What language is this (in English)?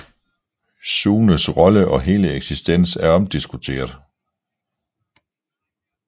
Danish